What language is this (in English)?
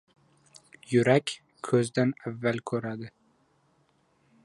Uzbek